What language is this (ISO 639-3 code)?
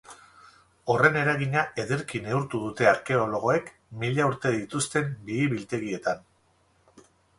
eus